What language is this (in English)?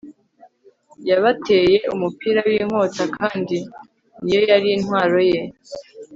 Kinyarwanda